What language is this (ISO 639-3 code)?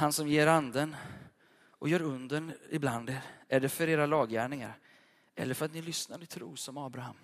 swe